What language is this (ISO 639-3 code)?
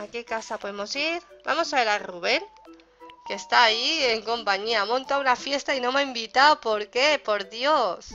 spa